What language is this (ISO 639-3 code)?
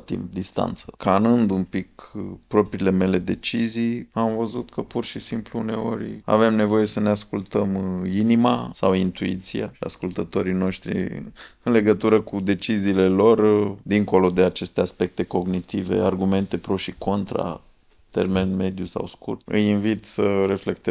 ron